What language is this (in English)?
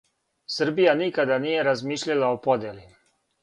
Serbian